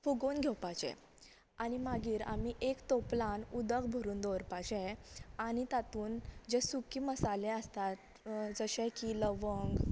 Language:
Konkani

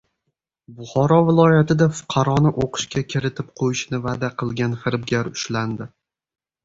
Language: Uzbek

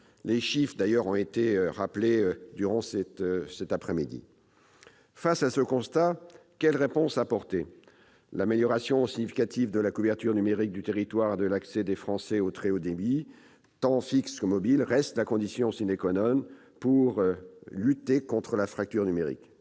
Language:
French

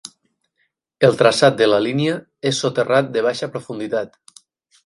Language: Catalan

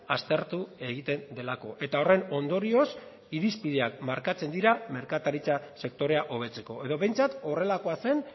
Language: Basque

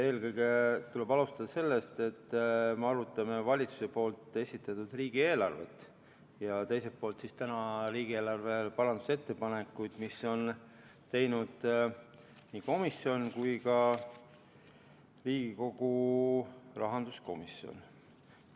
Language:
Estonian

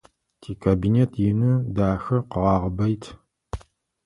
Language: Adyghe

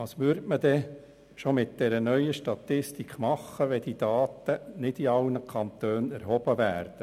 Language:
Swiss German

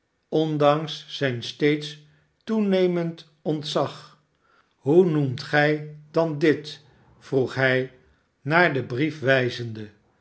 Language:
Dutch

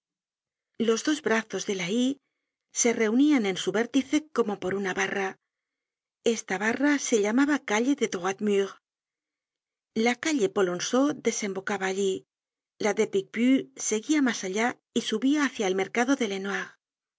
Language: Spanish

